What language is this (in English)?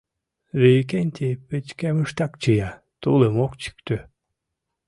Mari